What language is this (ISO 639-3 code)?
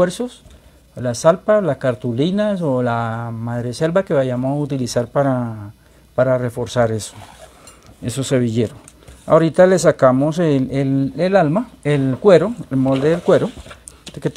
spa